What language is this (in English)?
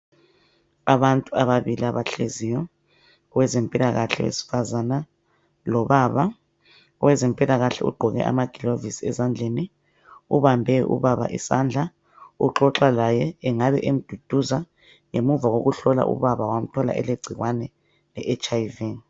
North Ndebele